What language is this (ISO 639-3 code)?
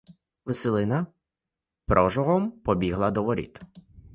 ukr